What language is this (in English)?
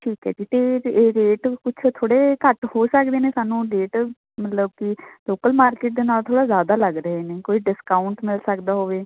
Punjabi